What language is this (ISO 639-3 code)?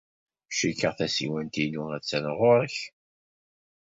kab